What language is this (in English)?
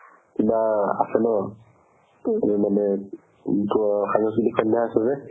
Assamese